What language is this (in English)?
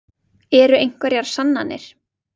Icelandic